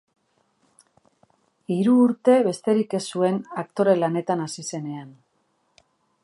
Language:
Basque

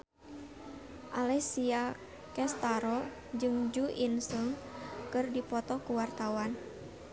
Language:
Sundanese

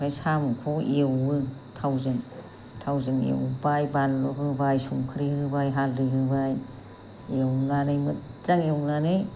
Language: Bodo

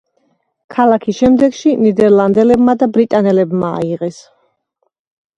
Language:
Georgian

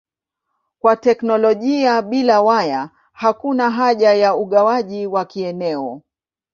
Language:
Swahili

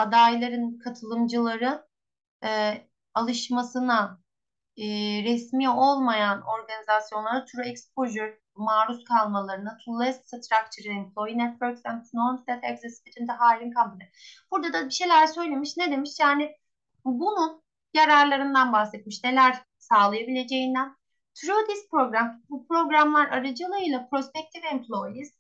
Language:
Turkish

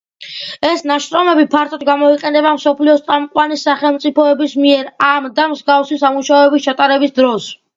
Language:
Georgian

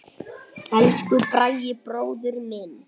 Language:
Icelandic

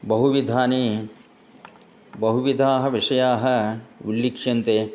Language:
Sanskrit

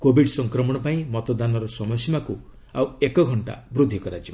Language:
Odia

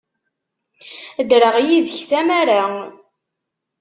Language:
Kabyle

